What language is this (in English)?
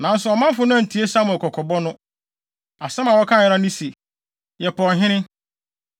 Akan